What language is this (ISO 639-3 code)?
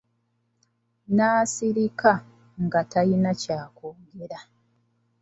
lug